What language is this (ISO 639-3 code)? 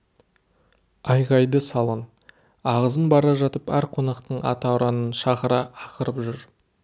kaz